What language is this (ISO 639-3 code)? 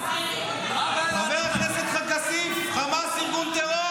heb